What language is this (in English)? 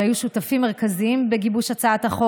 Hebrew